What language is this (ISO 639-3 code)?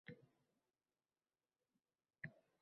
uzb